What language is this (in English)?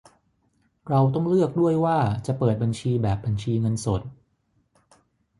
Thai